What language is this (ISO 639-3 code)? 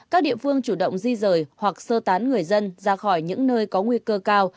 vie